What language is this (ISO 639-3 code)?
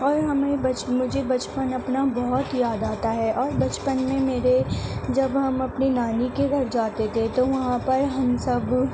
urd